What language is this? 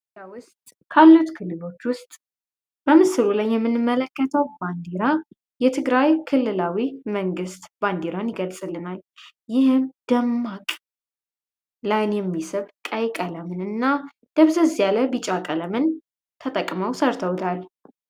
Amharic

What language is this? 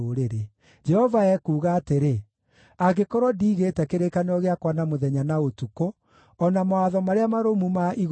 Kikuyu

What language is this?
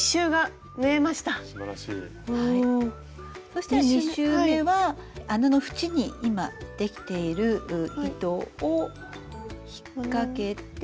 Japanese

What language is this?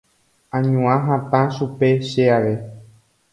Guarani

